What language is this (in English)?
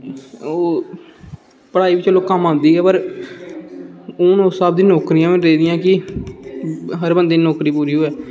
Dogri